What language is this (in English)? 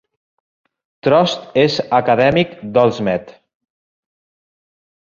Catalan